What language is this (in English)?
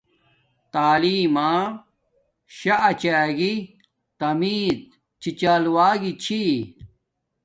Domaaki